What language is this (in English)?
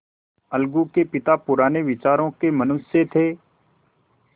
Hindi